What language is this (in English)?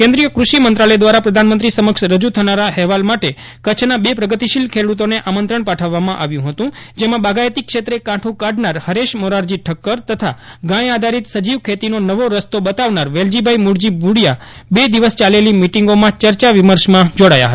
Gujarati